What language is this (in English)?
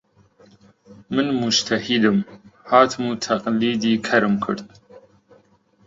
Central Kurdish